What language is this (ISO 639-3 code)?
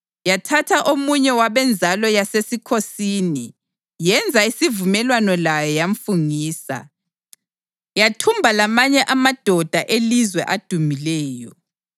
nde